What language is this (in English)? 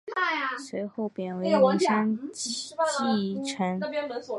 Chinese